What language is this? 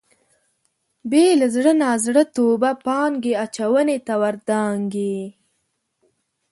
Pashto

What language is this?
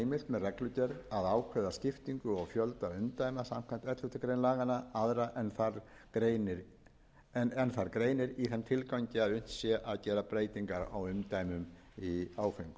Icelandic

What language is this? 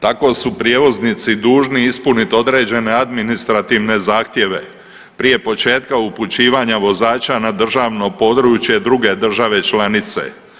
Croatian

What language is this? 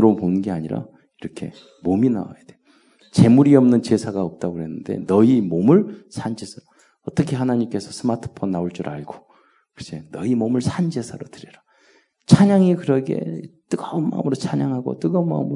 Korean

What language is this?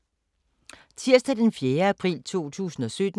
Danish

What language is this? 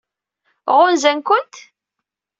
Kabyle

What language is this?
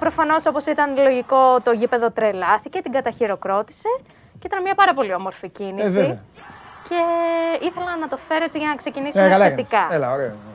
Greek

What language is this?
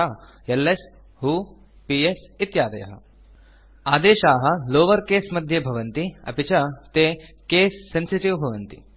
Sanskrit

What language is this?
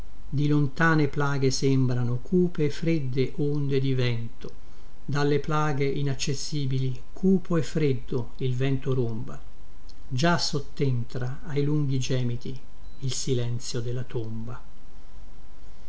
Italian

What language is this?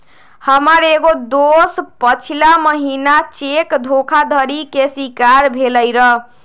Magahi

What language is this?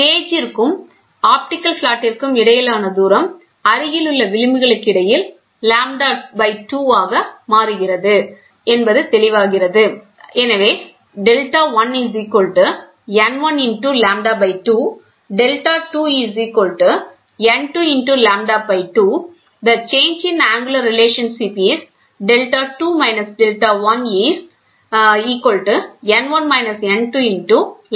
Tamil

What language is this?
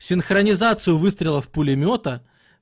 Russian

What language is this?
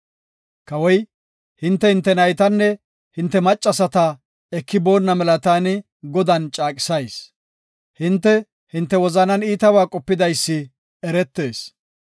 Gofa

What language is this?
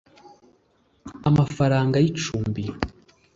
Kinyarwanda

